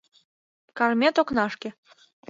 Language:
Mari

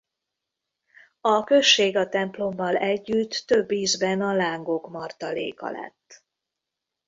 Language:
Hungarian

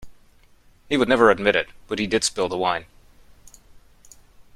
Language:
English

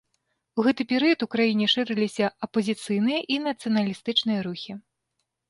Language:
Belarusian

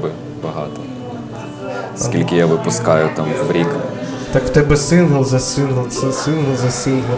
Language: Ukrainian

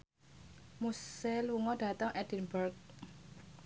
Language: Javanese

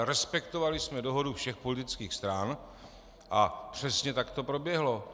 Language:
Czech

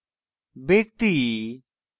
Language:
Bangla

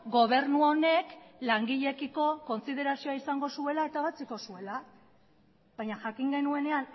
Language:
Basque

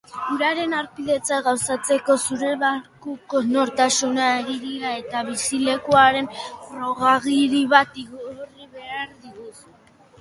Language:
Basque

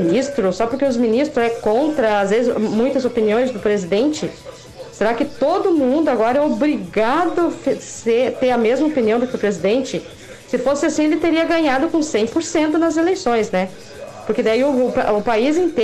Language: Portuguese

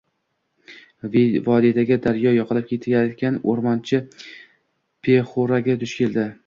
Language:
Uzbek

